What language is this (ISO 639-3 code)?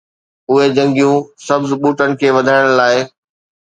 snd